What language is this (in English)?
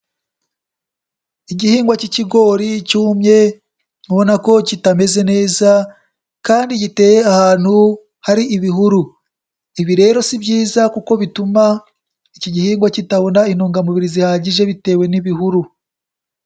Kinyarwanda